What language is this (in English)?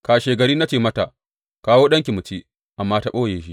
Hausa